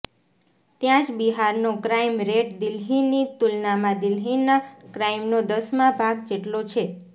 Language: Gujarati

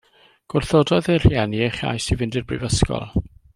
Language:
Welsh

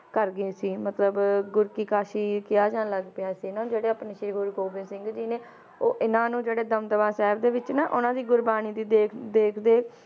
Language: Punjabi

